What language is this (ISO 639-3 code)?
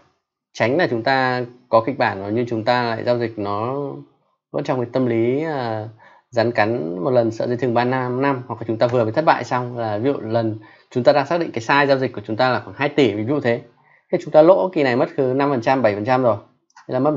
vie